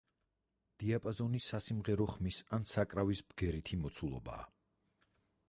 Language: Georgian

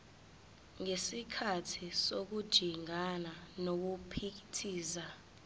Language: Zulu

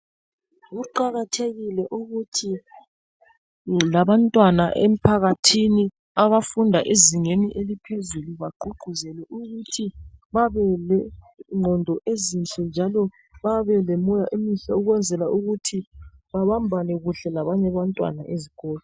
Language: North Ndebele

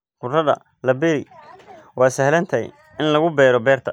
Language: Somali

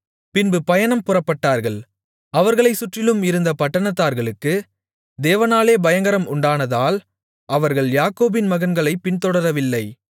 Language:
Tamil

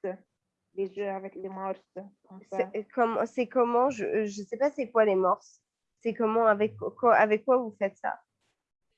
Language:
French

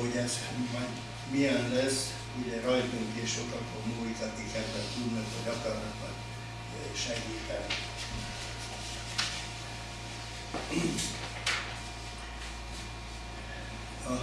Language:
Hungarian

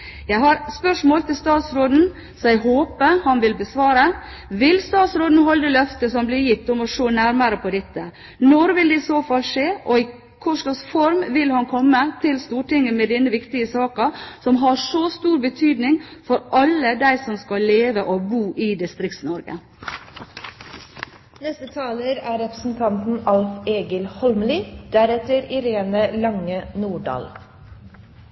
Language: Norwegian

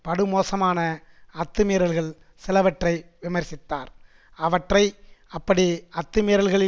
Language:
Tamil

